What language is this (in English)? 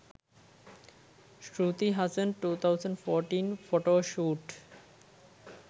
Sinhala